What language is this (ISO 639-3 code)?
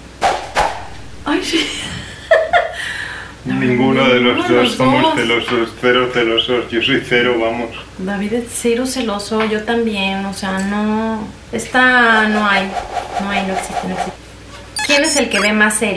spa